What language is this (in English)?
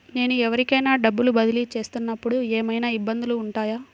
Telugu